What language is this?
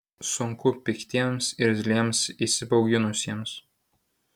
Lithuanian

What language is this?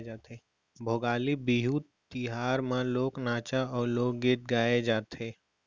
Chhattisgarhi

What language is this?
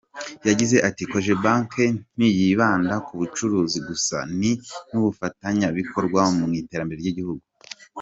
Kinyarwanda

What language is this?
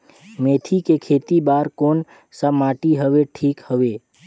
Chhattisgarhi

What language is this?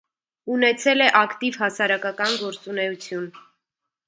Armenian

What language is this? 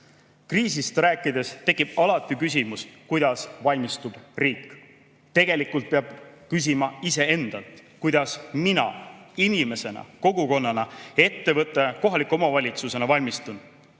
Estonian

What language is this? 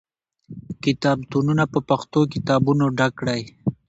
Pashto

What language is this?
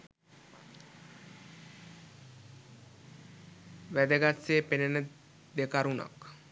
Sinhala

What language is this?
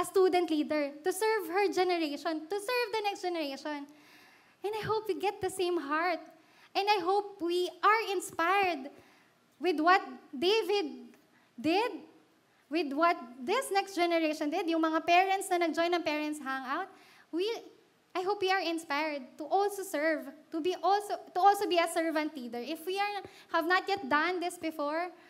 Filipino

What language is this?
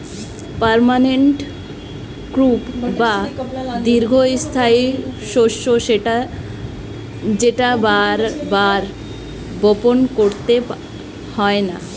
Bangla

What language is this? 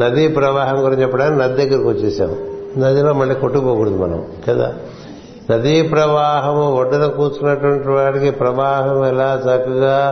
Telugu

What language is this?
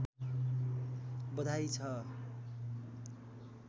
Nepali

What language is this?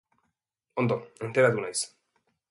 Basque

